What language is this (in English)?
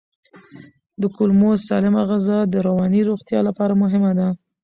Pashto